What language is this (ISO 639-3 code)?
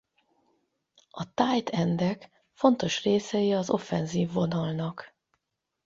hun